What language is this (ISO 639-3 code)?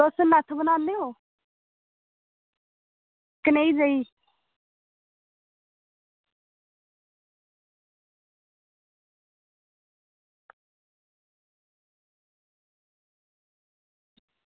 doi